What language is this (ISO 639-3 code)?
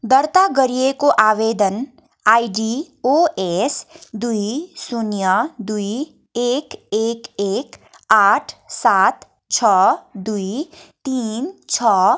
nep